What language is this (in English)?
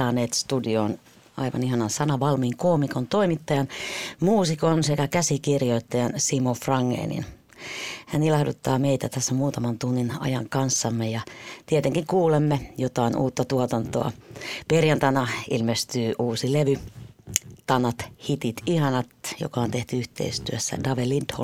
Finnish